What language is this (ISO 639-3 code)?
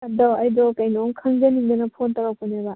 mni